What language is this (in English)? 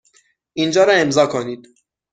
Persian